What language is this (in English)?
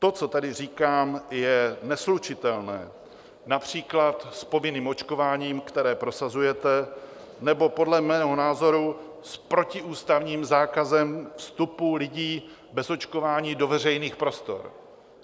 Czech